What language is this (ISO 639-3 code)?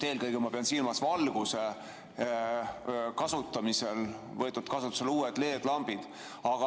est